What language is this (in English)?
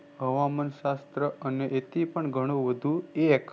Gujarati